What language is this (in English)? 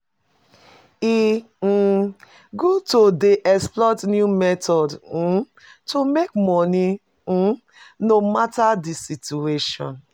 Nigerian Pidgin